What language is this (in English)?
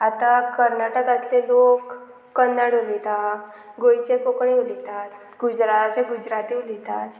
Konkani